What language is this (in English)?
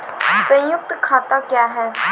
Maithili